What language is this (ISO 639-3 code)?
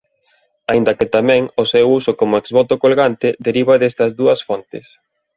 glg